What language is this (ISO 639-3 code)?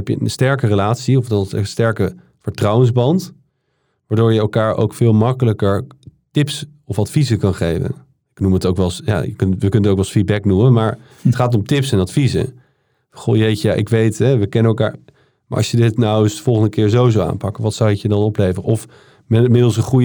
nld